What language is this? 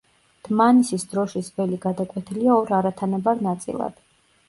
Georgian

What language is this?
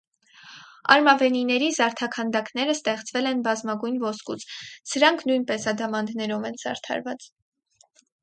Armenian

